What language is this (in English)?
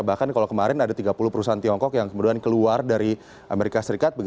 Indonesian